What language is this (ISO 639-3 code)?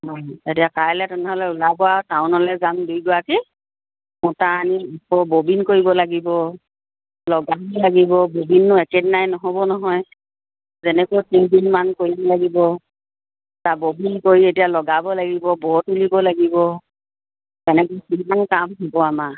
asm